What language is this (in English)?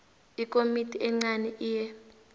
South Ndebele